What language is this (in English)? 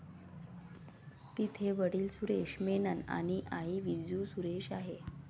Marathi